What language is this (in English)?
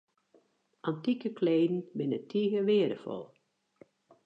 Western Frisian